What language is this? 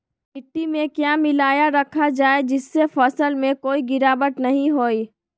Magahi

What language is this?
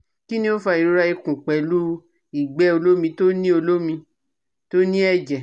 Yoruba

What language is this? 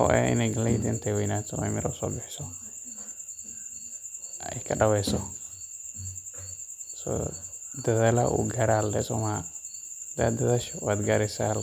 Somali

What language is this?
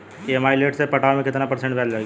Bhojpuri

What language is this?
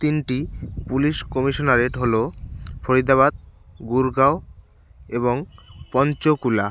Bangla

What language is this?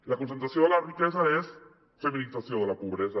Catalan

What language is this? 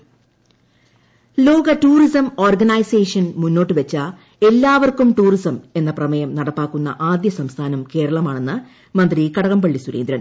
Malayalam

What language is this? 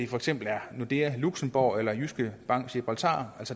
Danish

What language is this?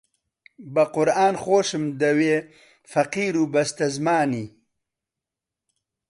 Central Kurdish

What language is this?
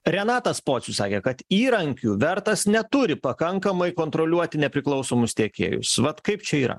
Lithuanian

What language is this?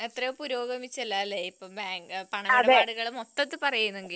Malayalam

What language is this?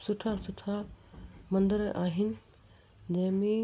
Sindhi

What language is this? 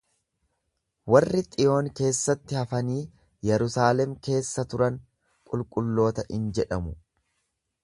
Oromo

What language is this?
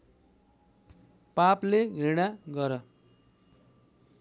Nepali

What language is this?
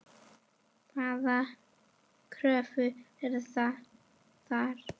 Icelandic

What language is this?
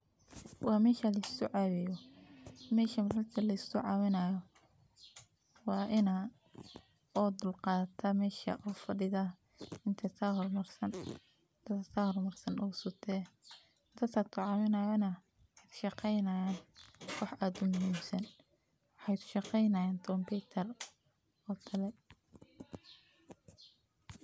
Somali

